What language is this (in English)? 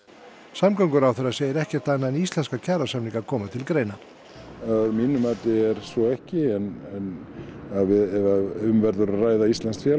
Icelandic